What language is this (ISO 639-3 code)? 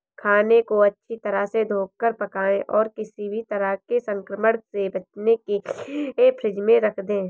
hin